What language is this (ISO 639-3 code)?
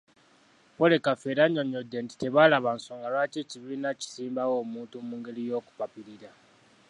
lug